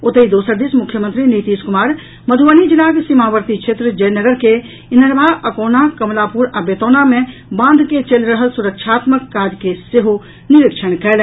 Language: Maithili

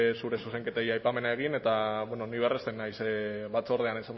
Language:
Basque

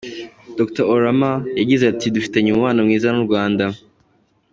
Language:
Kinyarwanda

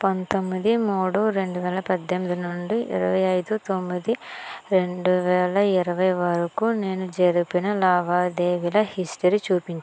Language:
Telugu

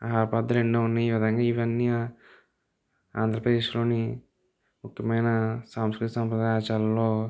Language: Telugu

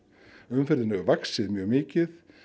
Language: Icelandic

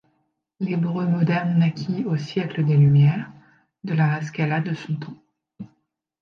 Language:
French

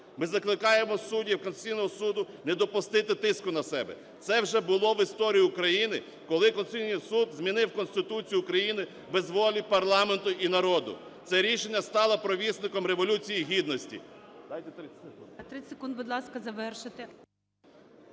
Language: Ukrainian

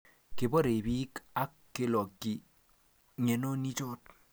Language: Kalenjin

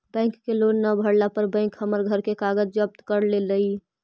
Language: Magahi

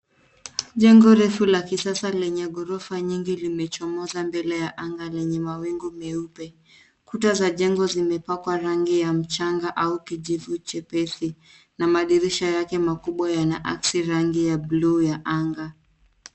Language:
Swahili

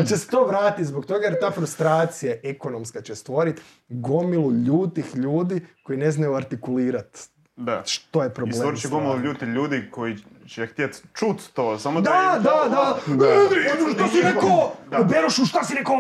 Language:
Croatian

